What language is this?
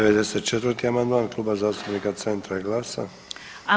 Croatian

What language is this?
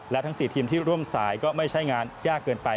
Thai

